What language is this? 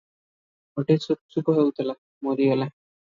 Odia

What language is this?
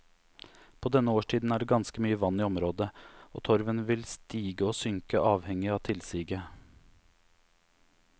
Norwegian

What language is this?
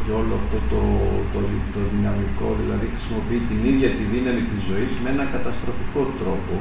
Greek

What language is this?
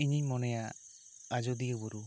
Santali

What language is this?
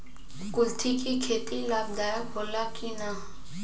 Bhojpuri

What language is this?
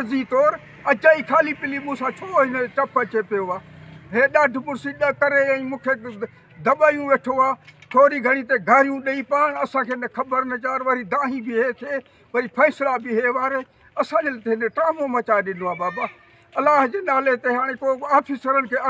Arabic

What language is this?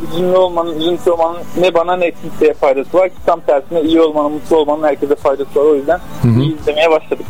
Turkish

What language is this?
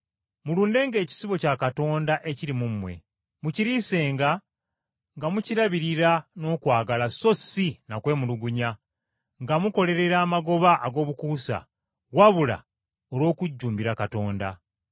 Ganda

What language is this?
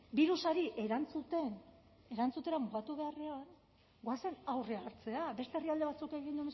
Basque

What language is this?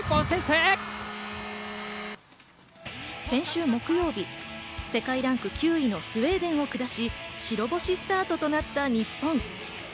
Japanese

